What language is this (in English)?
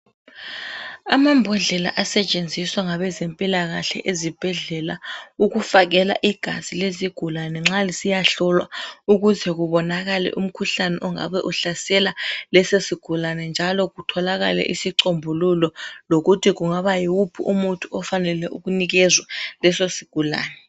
North Ndebele